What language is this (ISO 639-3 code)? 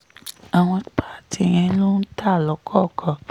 yor